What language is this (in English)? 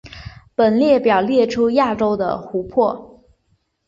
Chinese